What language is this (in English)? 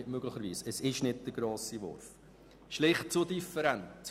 Swiss German